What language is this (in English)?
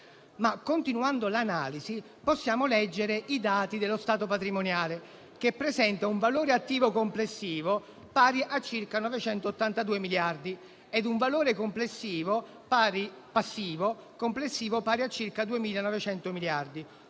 Italian